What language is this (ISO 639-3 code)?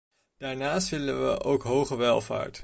nld